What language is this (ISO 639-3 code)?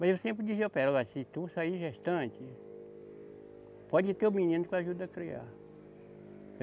por